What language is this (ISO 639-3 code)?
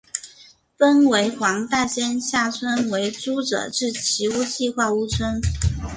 zho